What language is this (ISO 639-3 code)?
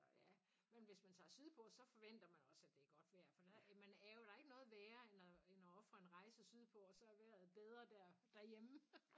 dan